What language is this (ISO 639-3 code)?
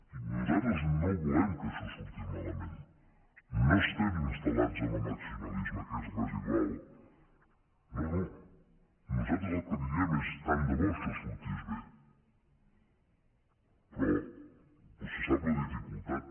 cat